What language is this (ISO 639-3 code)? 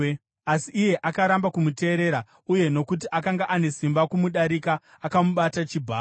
sna